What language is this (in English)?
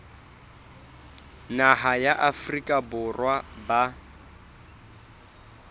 Southern Sotho